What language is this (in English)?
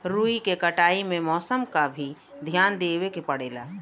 Bhojpuri